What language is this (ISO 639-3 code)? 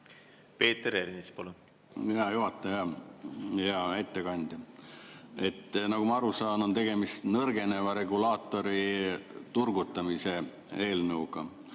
est